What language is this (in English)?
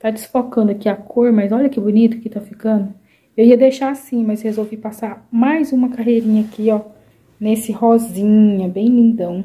Portuguese